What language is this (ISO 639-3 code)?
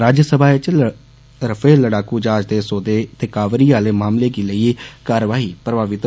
doi